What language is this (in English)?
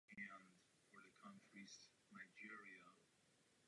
Czech